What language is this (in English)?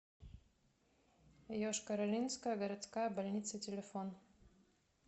Russian